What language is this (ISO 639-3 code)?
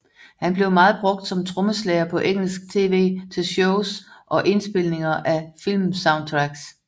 dan